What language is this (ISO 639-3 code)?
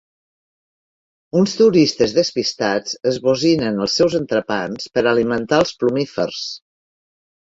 cat